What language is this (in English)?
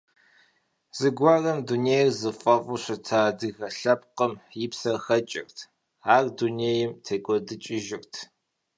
Kabardian